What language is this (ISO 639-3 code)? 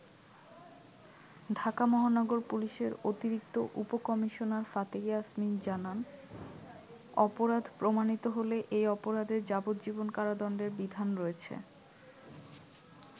ben